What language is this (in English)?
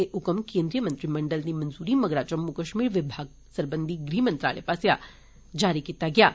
Dogri